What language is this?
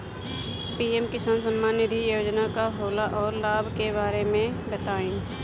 Bhojpuri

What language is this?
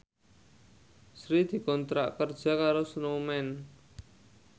Javanese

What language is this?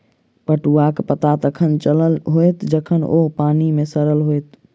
Maithili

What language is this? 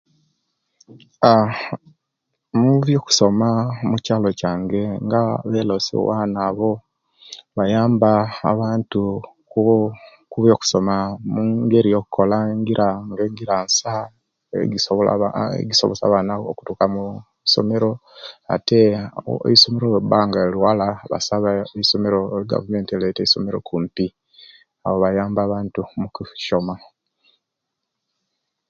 Kenyi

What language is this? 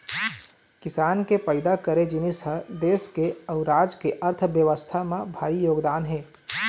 Chhattisgarhi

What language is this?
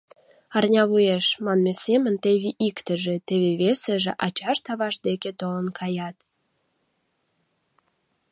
Mari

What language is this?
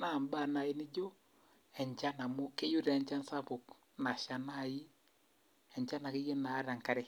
Masai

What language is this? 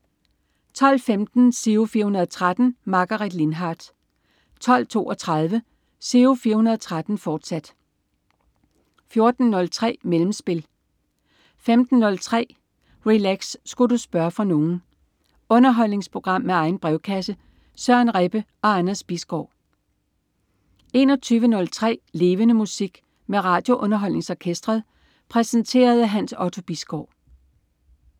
Danish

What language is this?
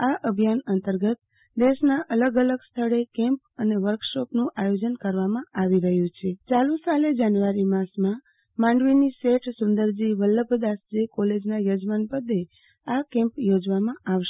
Gujarati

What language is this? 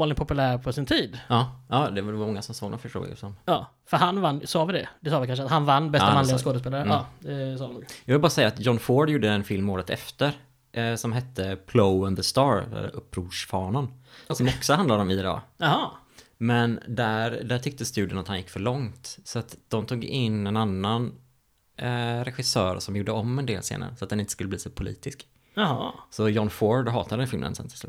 Swedish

